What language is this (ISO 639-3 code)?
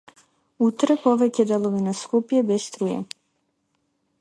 mkd